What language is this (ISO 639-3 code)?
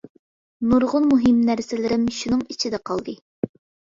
uig